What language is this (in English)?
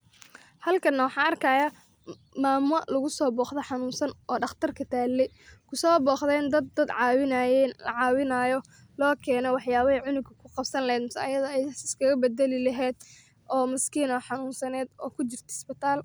Somali